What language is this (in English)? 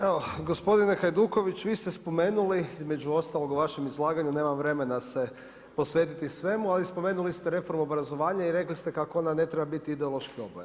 Croatian